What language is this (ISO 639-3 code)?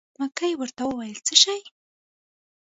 pus